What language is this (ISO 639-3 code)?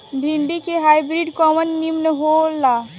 bho